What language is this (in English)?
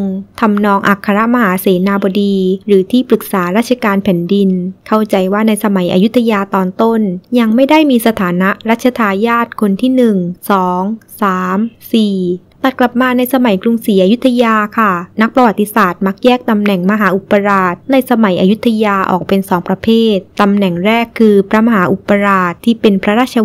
Thai